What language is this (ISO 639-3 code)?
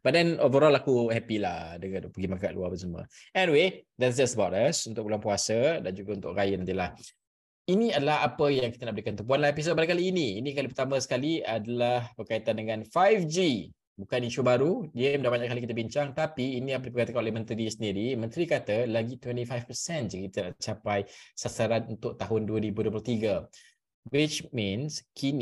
msa